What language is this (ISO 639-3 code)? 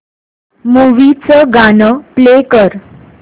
mar